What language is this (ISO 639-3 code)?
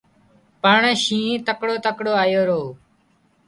kxp